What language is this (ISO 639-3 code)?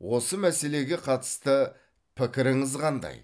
kaz